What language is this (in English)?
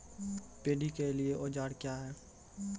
Maithili